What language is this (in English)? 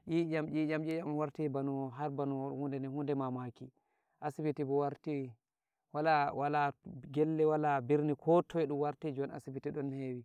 Nigerian Fulfulde